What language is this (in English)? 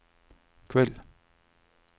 Norwegian